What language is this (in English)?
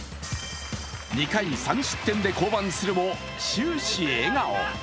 Japanese